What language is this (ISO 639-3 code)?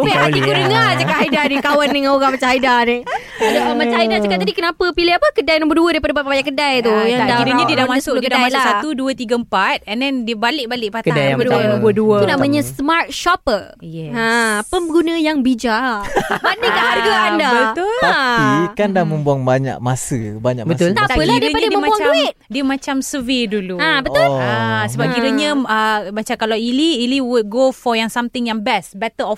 msa